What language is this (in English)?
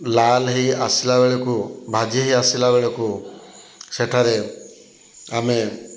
Odia